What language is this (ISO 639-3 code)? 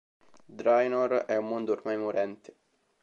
ita